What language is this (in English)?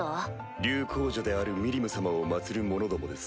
Japanese